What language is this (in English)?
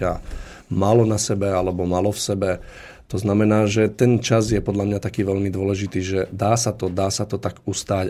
Slovak